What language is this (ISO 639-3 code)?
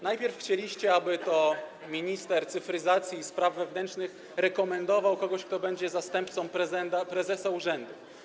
pol